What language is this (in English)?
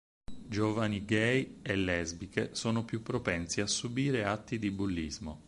Italian